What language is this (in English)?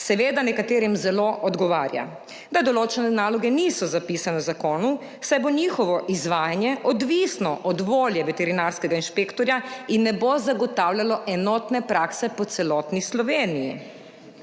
Slovenian